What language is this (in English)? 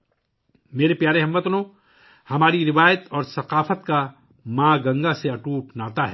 Urdu